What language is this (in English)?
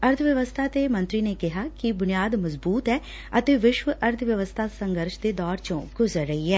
Punjabi